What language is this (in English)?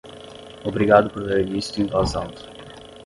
Portuguese